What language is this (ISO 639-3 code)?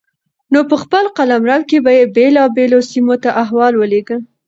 pus